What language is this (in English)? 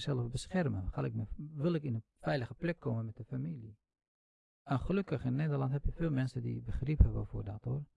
Dutch